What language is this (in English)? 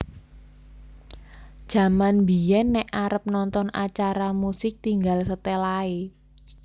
Javanese